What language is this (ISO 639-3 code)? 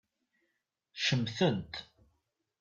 kab